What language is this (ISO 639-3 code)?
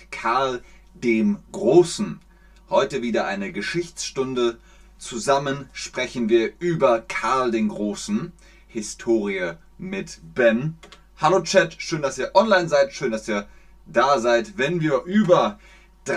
deu